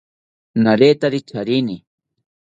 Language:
South Ucayali Ashéninka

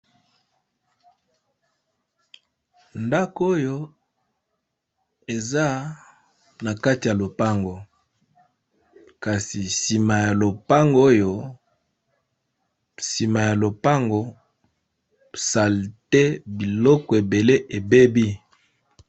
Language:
Lingala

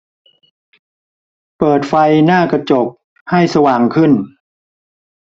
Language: Thai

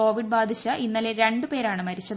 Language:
Malayalam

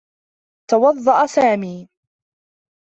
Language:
Arabic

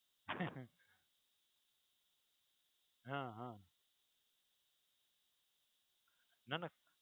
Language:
Gujarati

